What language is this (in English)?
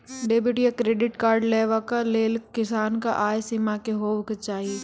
Maithili